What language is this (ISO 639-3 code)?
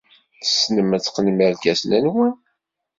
kab